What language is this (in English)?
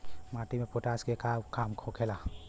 Bhojpuri